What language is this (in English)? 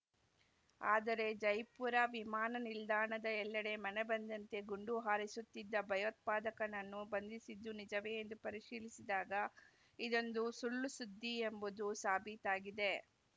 Kannada